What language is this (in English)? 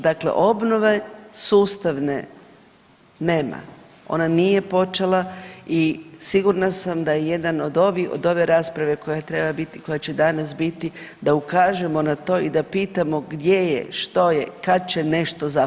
Croatian